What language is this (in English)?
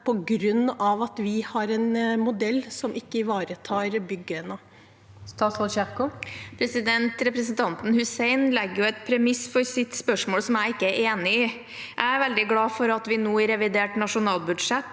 Norwegian